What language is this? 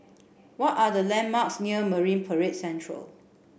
English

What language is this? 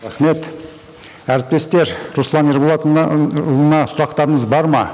Kazakh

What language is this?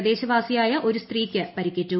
Malayalam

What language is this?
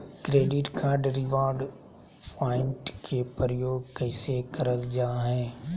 Magahi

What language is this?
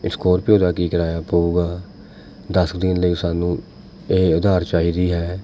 Punjabi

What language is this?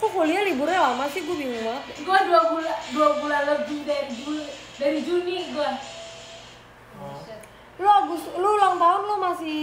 Indonesian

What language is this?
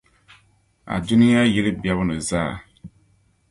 Dagbani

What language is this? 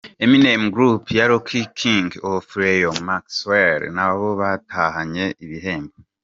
Kinyarwanda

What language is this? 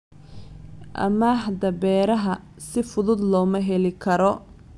Somali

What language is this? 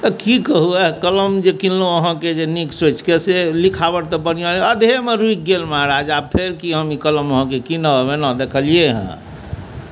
Maithili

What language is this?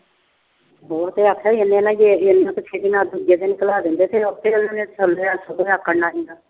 Punjabi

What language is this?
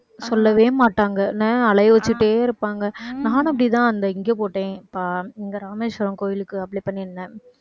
Tamil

